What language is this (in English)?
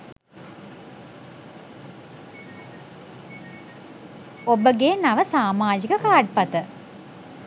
Sinhala